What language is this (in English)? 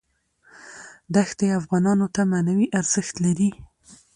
Pashto